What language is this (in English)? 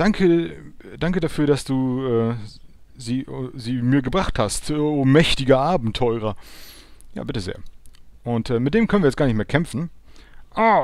German